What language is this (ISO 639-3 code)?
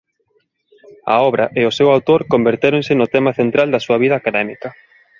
glg